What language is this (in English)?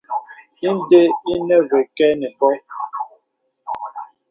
Bebele